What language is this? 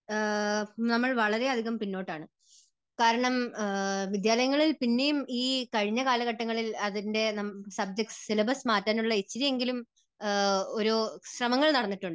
Malayalam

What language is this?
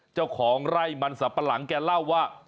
Thai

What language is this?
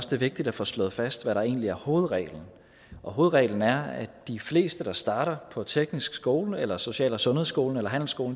Danish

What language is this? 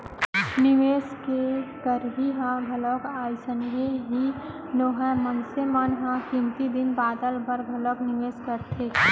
Chhattisgarhi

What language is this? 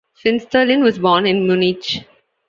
English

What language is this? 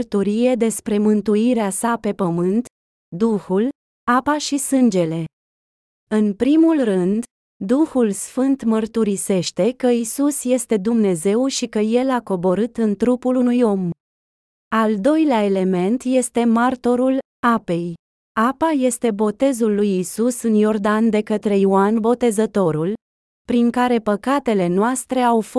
Romanian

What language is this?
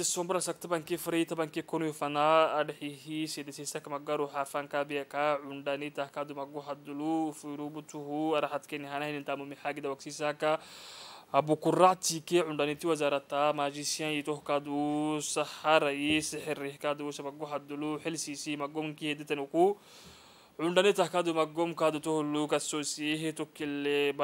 Arabic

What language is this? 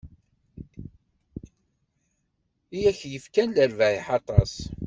Kabyle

